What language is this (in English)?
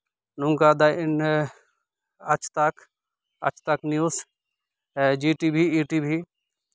Santali